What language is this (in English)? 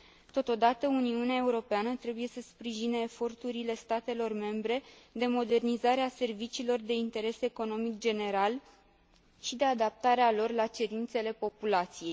Romanian